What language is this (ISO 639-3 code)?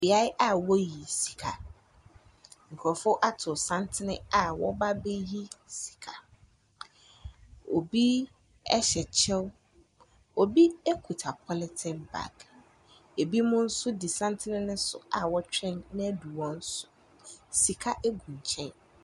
aka